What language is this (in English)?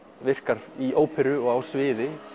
Icelandic